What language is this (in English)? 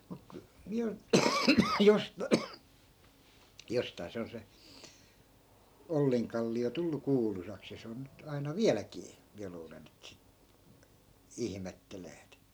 Finnish